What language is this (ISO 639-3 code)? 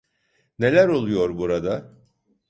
tur